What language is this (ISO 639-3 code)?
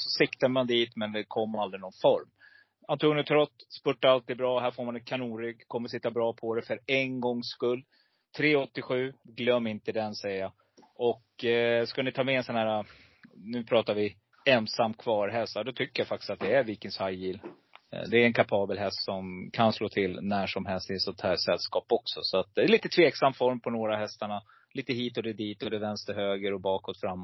swe